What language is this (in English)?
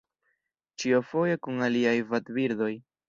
Esperanto